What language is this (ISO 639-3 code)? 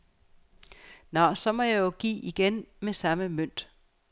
dan